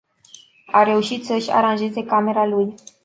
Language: Romanian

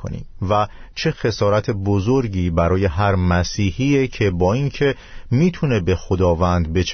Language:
Persian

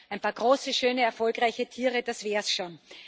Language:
German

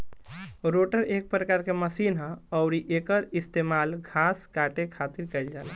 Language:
Bhojpuri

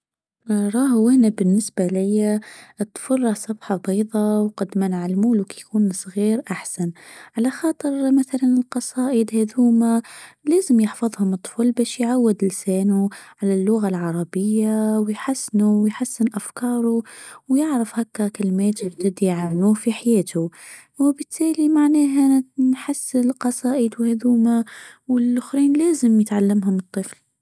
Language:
Tunisian Arabic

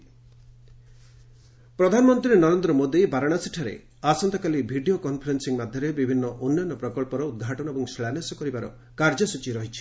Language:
Odia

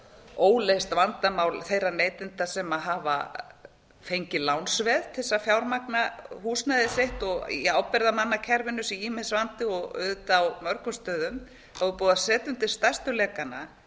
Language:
Icelandic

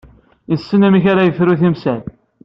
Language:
Kabyle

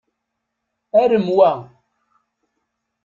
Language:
Kabyle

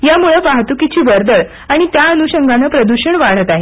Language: Marathi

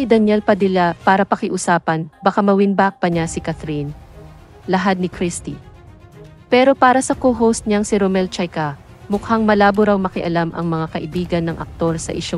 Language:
Filipino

